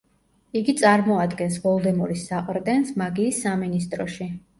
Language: Georgian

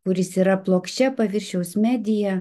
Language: Lithuanian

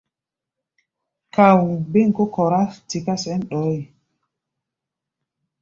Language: Gbaya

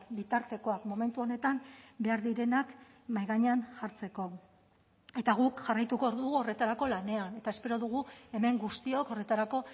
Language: Basque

